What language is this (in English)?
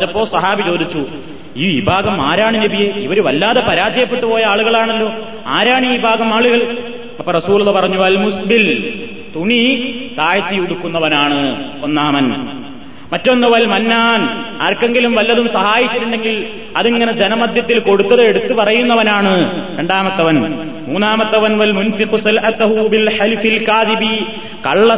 Malayalam